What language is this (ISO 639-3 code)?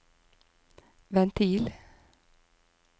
nor